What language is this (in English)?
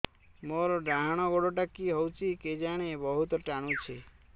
Odia